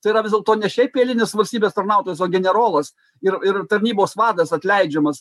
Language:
Lithuanian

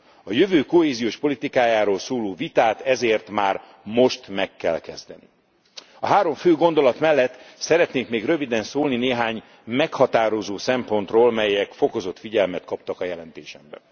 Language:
Hungarian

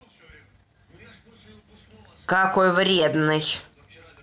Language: Russian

